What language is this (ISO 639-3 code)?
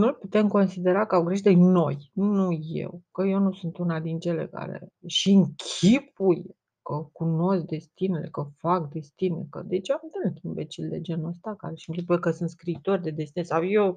ron